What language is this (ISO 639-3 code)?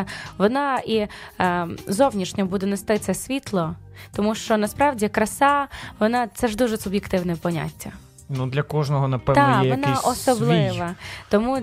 ukr